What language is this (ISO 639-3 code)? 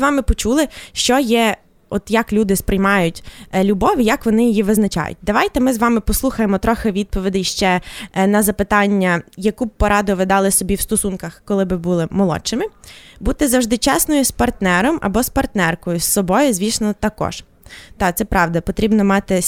ukr